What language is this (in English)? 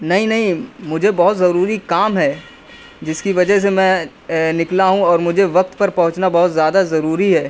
Urdu